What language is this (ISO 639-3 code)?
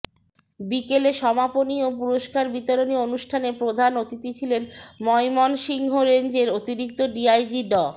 ben